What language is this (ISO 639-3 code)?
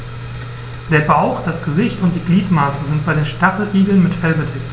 deu